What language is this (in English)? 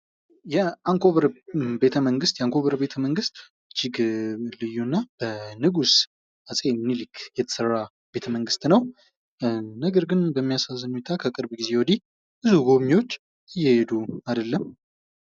Amharic